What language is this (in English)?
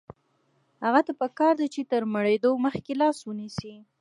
Pashto